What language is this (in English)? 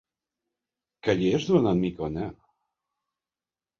Catalan